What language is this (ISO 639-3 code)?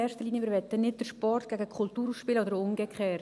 gsw